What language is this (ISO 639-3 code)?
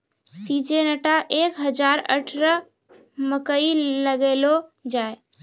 mai